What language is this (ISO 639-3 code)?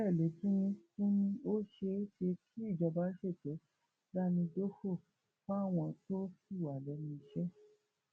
yor